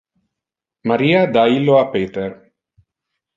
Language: Interlingua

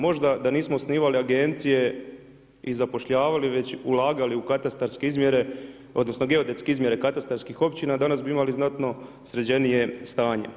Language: Croatian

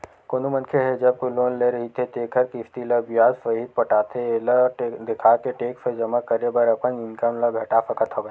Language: Chhattisgarhi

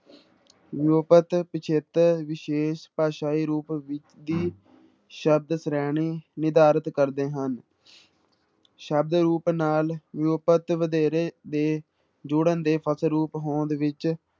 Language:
Punjabi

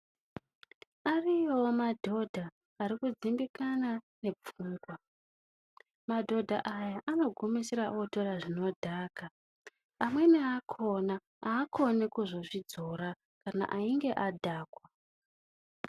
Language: Ndau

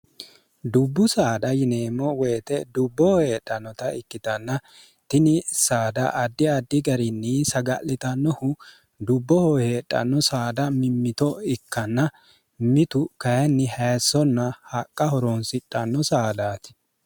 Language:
Sidamo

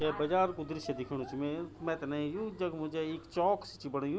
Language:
Garhwali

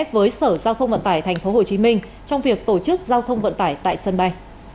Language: Vietnamese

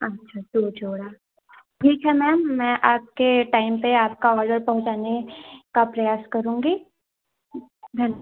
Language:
Hindi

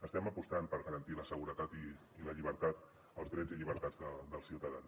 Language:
Catalan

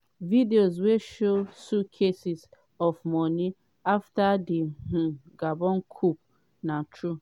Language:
Nigerian Pidgin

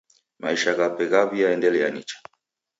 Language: Taita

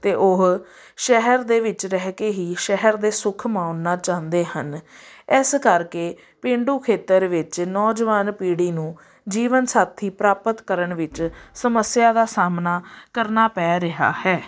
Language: Punjabi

